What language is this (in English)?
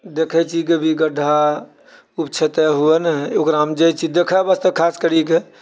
Maithili